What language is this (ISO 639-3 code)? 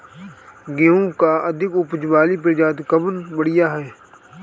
bho